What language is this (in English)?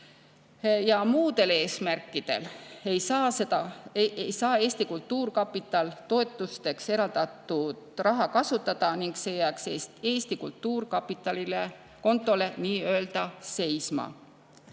Estonian